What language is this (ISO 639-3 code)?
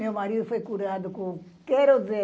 por